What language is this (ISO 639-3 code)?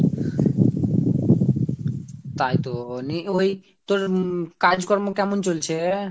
ben